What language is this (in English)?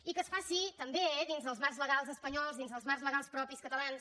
Catalan